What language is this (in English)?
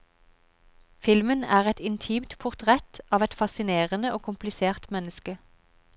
Norwegian